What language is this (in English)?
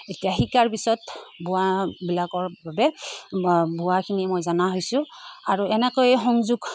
Assamese